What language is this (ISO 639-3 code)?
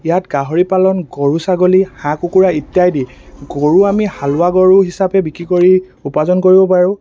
asm